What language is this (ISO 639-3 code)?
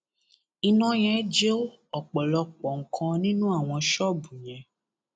yor